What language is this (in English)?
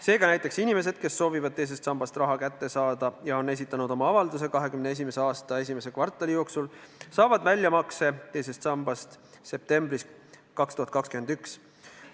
Estonian